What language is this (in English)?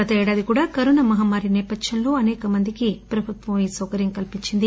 Telugu